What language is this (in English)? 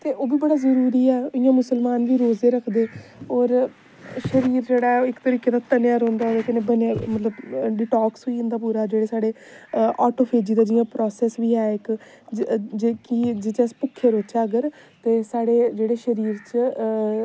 Dogri